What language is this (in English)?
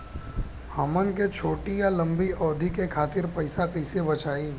Bhojpuri